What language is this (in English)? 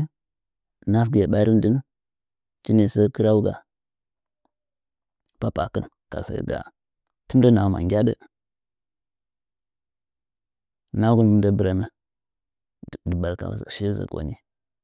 Nzanyi